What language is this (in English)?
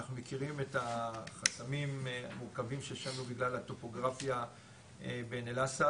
Hebrew